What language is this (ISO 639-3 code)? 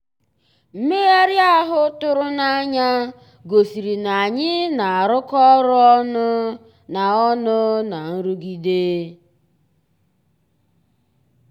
ibo